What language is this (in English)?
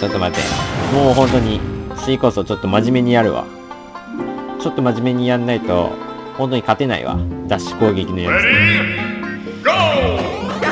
Japanese